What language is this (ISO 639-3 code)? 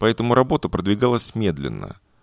rus